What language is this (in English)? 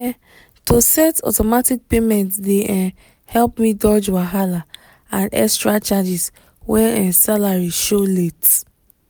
Nigerian Pidgin